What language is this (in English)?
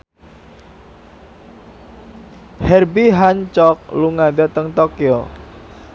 Javanese